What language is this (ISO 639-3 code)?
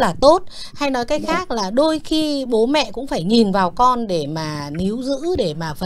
vie